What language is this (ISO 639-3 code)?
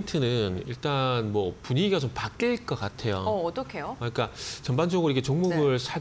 kor